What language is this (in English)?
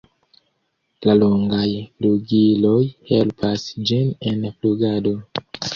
Esperanto